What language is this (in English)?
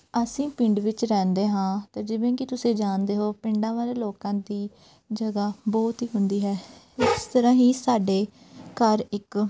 Punjabi